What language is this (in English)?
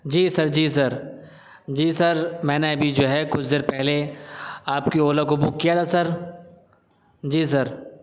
Urdu